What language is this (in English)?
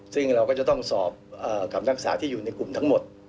Thai